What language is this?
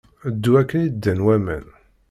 Kabyle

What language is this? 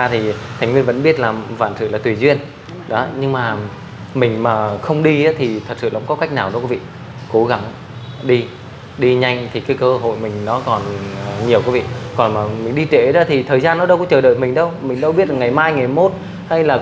Vietnamese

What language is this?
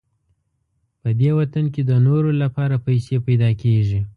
Pashto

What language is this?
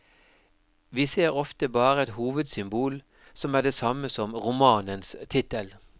Norwegian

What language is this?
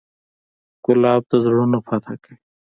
Pashto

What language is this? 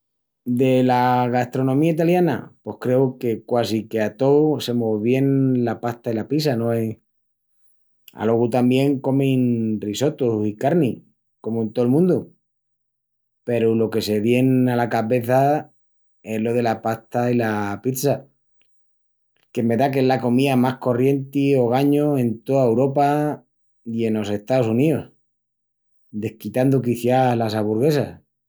Extremaduran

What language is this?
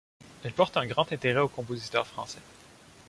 French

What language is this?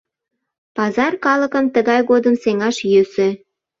Mari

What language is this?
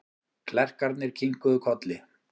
Icelandic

